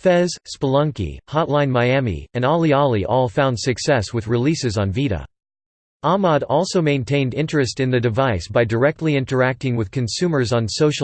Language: English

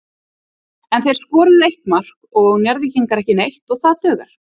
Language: Icelandic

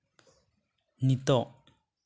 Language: Santali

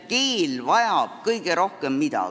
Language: Estonian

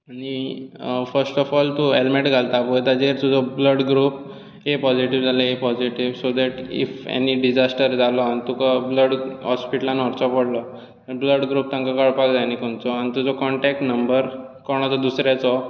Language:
Konkani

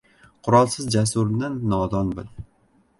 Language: Uzbek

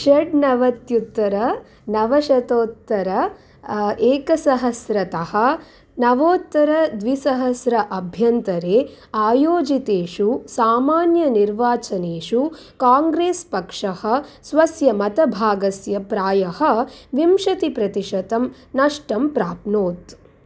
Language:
Sanskrit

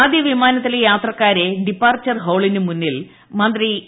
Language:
Malayalam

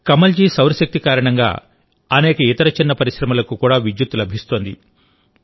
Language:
Telugu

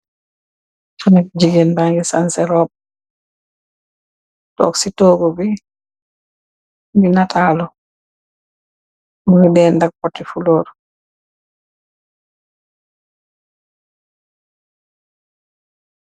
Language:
Wolof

